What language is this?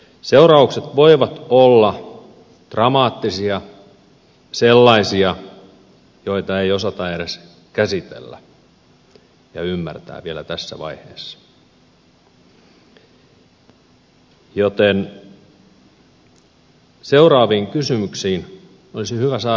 Finnish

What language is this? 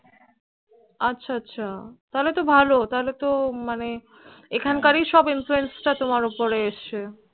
Bangla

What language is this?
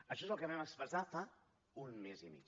Catalan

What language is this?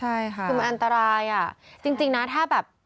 Thai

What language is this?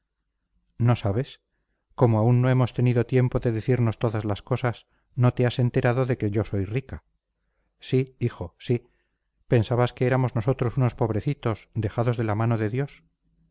Spanish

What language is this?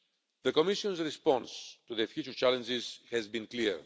English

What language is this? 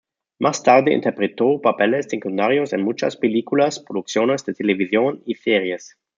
Spanish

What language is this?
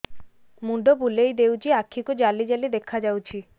Odia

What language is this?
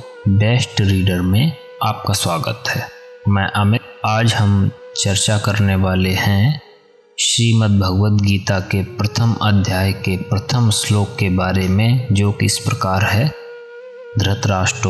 Hindi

